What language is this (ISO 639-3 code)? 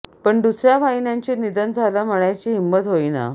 mar